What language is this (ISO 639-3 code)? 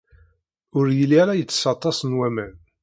kab